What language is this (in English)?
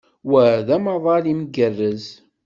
Kabyle